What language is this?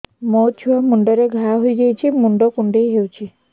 Odia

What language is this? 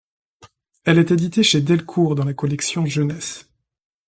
French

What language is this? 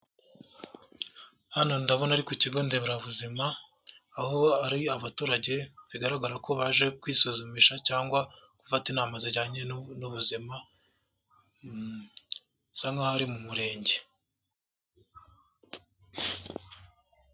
Kinyarwanda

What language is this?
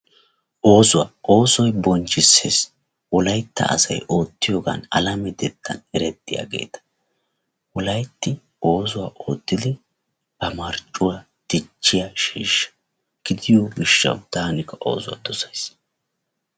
Wolaytta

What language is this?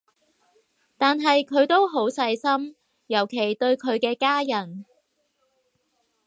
Cantonese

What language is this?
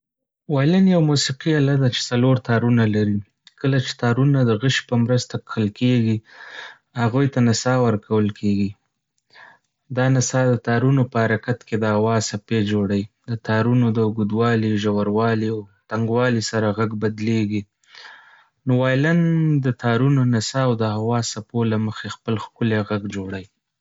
Pashto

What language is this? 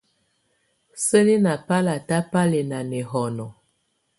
Tunen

